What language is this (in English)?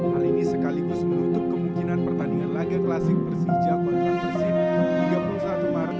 Indonesian